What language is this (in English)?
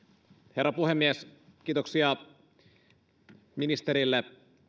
Finnish